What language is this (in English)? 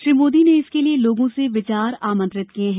Hindi